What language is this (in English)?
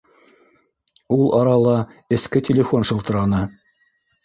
Bashkir